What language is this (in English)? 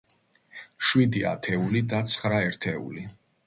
Georgian